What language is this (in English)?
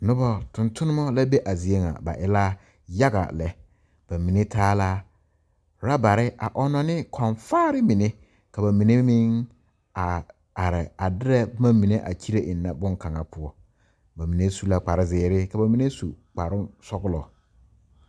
Southern Dagaare